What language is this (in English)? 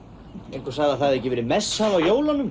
Icelandic